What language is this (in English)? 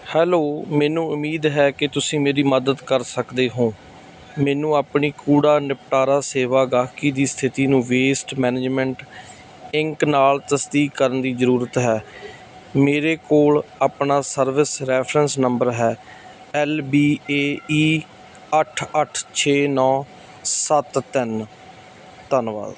Punjabi